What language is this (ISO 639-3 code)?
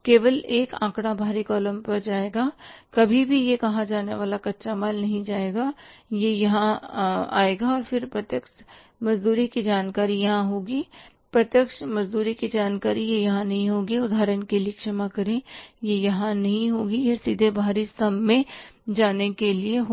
hin